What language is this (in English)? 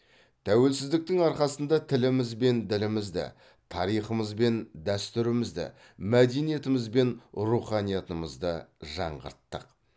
Kazakh